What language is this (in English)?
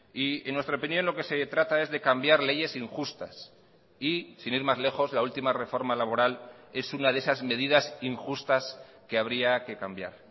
Spanish